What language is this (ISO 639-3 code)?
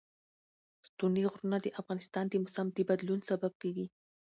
pus